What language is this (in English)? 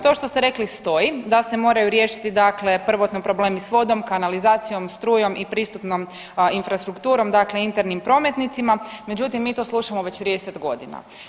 Croatian